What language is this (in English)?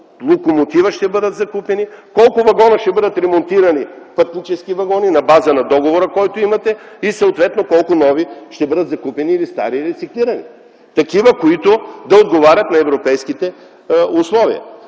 Bulgarian